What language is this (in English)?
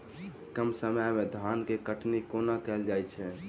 Maithili